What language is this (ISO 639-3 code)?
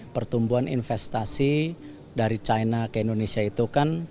ind